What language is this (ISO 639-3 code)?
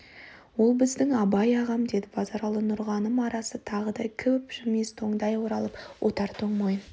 kaz